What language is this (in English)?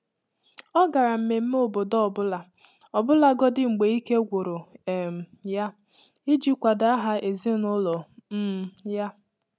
Igbo